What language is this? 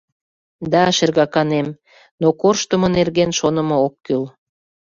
Mari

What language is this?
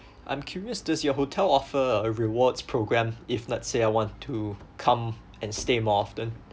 English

